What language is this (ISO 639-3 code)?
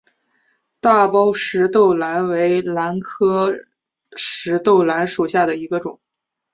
zho